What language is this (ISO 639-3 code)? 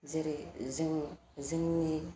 brx